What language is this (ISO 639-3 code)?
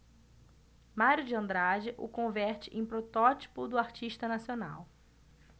por